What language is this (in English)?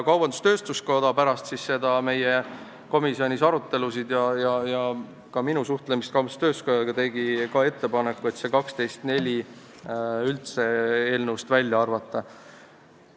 Estonian